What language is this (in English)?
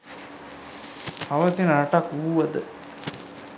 Sinhala